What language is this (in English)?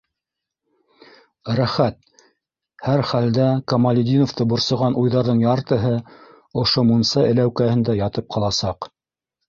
Bashkir